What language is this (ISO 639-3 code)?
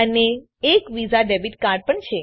guj